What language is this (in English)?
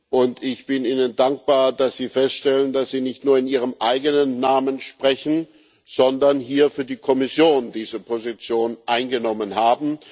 German